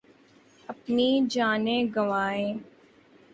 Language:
Urdu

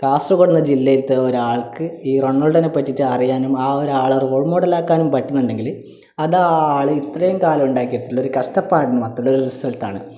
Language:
Malayalam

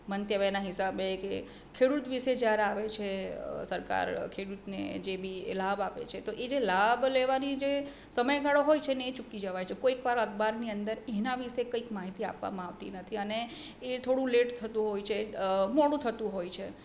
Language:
Gujarati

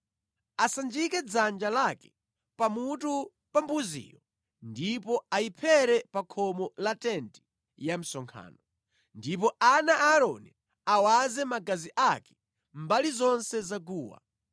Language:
Nyanja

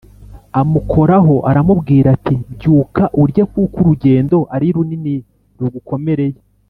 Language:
Kinyarwanda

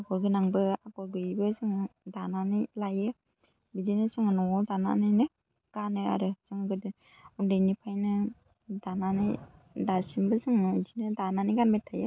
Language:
Bodo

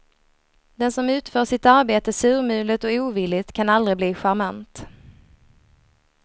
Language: Swedish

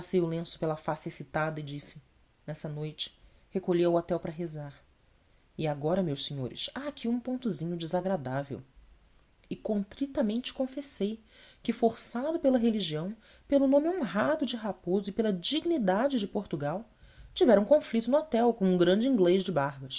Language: Portuguese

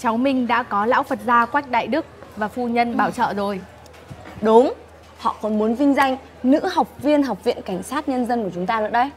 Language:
Vietnamese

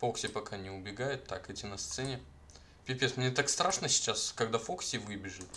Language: Russian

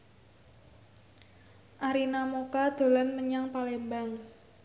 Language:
Javanese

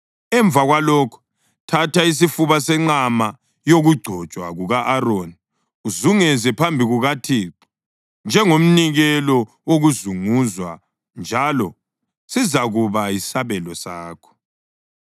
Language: North Ndebele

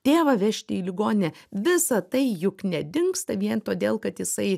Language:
Lithuanian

